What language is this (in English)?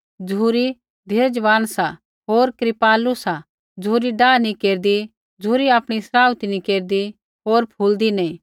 Kullu Pahari